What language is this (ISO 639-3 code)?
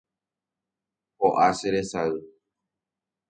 grn